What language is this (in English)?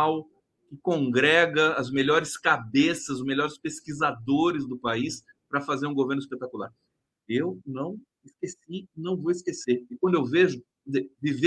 Portuguese